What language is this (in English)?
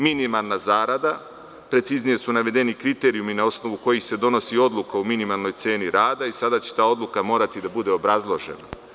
Serbian